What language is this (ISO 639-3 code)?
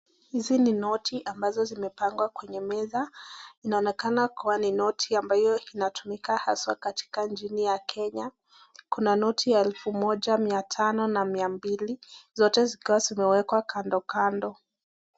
swa